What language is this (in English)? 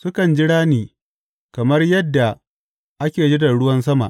Hausa